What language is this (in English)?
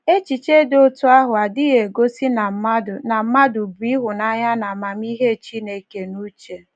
Igbo